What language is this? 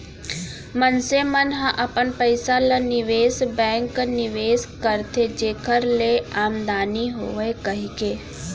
Chhattisgarhi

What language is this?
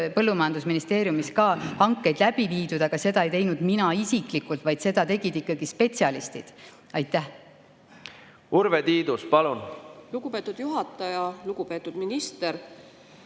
Estonian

